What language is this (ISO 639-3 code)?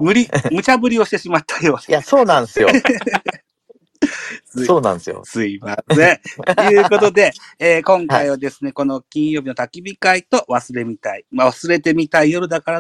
jpn